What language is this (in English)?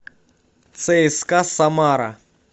Russian